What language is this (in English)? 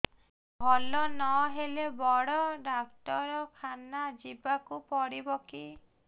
Odia